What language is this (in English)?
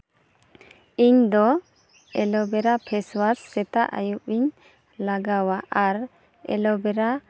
Santali